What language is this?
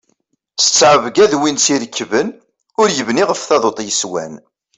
Kabyle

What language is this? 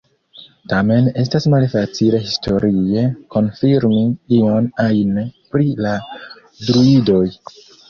Esperanto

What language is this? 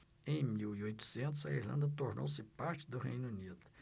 Portuguese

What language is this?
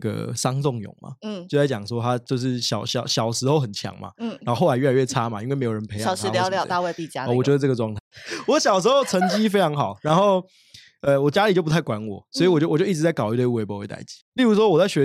Chinese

